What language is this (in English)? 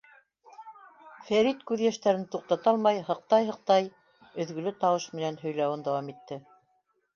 Bashkir